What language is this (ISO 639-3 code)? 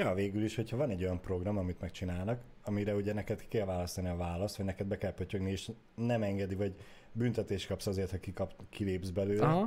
hun